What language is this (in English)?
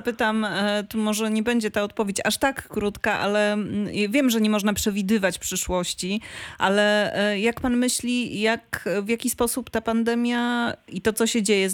Polish